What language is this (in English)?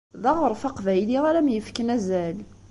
Kabyle